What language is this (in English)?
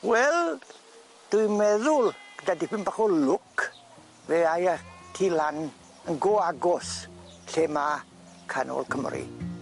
Welsh